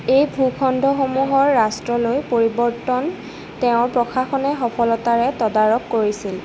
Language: Assamese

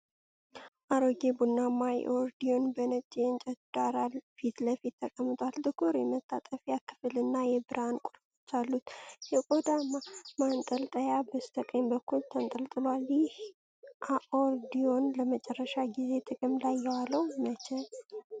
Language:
Amharic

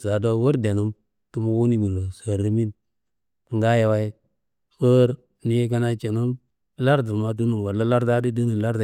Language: Kanembu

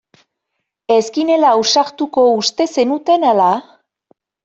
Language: Basque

